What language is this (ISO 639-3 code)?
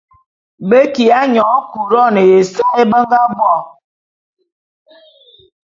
bum